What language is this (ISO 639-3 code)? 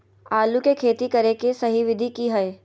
mag